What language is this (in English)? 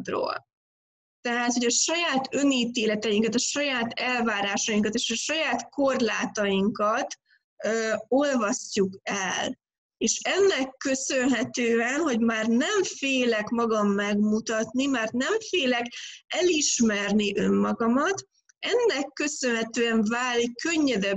Hungarian